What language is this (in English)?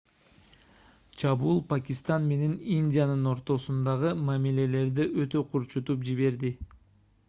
Kyrgyz